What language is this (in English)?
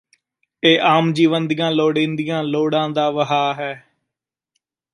Punjabi